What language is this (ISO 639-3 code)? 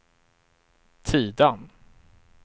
swe